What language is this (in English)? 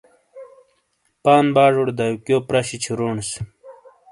Shina